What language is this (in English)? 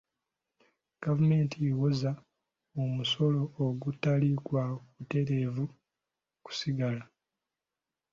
Ganda